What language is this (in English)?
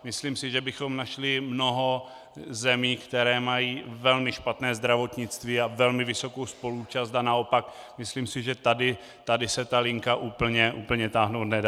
Czech